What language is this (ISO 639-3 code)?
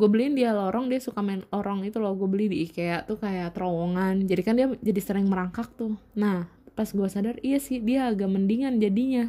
ind